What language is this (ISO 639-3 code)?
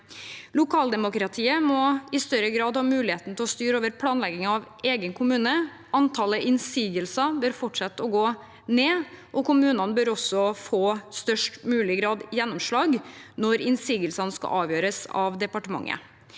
nor